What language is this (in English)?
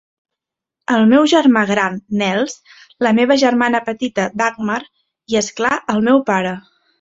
Catalan